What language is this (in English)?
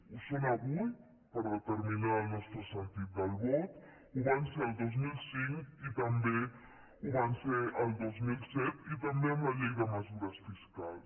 Catalan